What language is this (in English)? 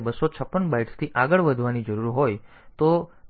Gujarati